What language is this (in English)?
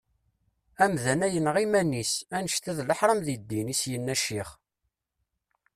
Kabyle